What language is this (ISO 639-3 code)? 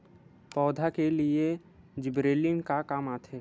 hne